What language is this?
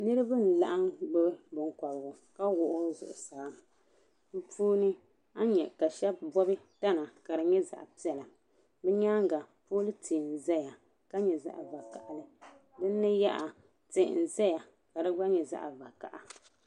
Dagbani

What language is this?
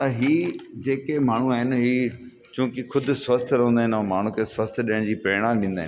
Sindhi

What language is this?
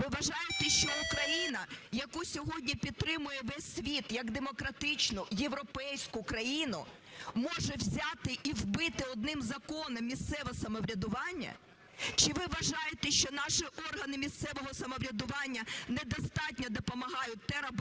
Ukrainian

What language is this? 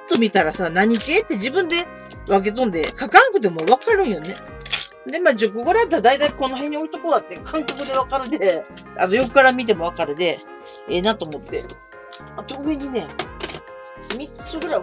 Japanese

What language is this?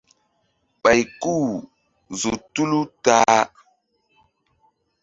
Mbum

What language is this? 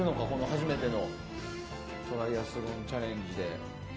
Japanese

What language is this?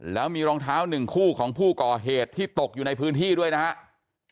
Thai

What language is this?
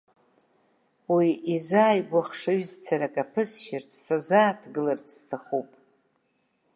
Abkhazian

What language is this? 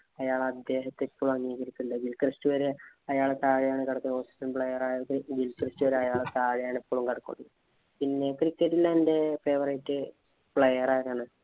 Malayalam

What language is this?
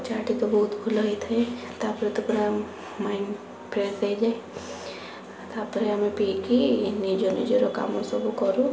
Odia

